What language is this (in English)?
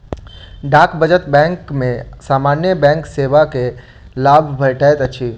Maithili